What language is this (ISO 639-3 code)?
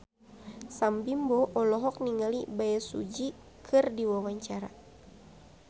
sun